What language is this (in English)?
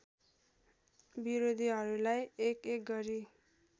Nepali